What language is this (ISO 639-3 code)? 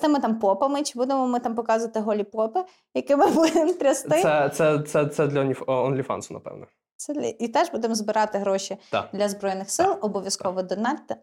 ukr